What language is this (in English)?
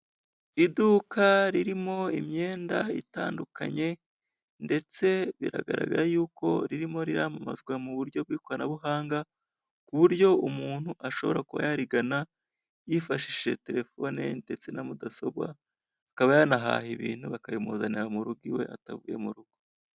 Kinyarwanda